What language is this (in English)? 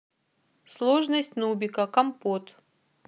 Russian